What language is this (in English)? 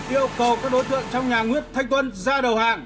Vietnamese